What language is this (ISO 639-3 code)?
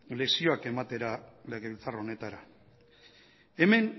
eus